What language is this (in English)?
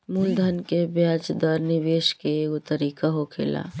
Bhojpuri